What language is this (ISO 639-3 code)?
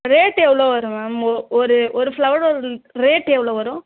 tam